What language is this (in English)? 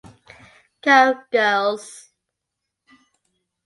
English